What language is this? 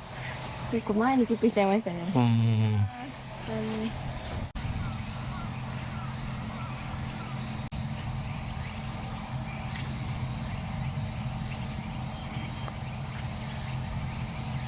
Japanese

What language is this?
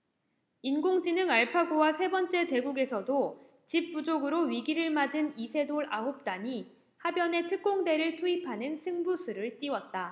Korean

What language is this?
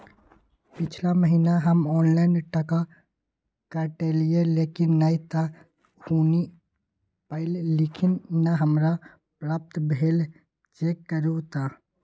Maithili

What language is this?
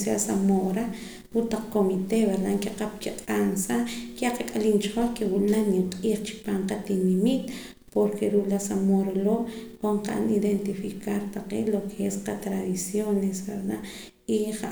Poqomam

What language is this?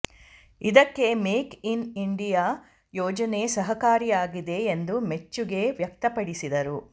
Kannada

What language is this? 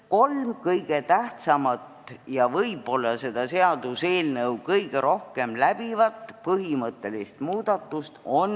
Estonian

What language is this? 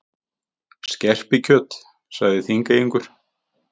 Icelandic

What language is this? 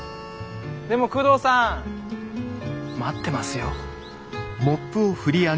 Japanese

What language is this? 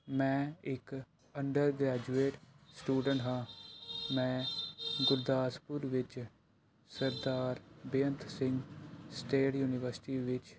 Punjabi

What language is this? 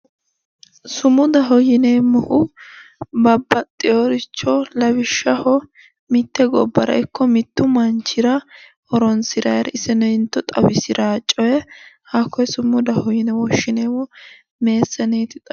Sidamo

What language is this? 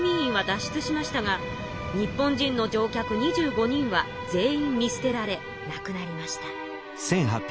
Japanese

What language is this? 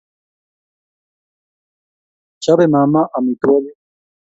Kalenjin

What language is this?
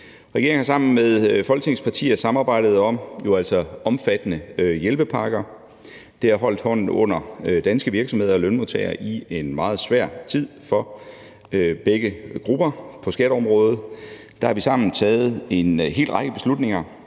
Danish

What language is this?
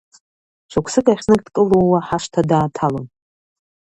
Abkhazian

